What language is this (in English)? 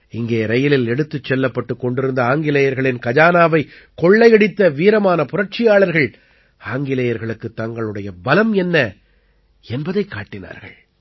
Tamil